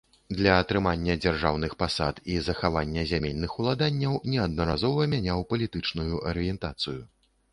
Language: Belarusian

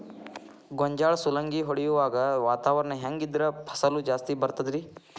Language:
Kannada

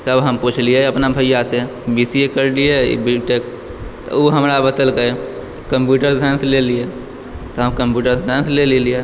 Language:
Maithili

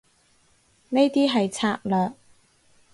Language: Cantonese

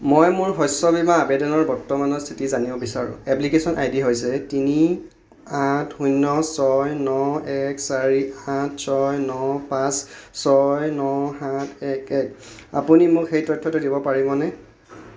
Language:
Assamese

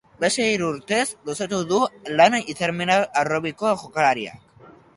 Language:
Basque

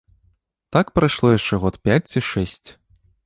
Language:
Belarusian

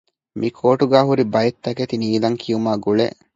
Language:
Divehi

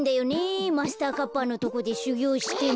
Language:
Japanese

